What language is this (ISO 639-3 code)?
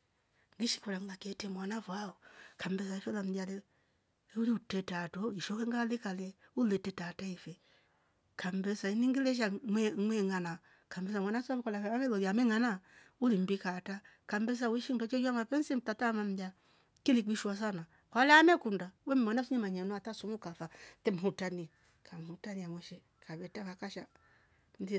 rof